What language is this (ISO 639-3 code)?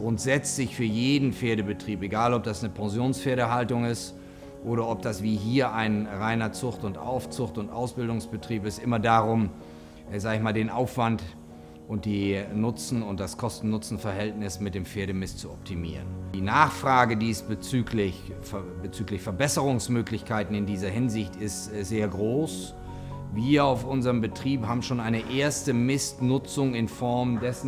deu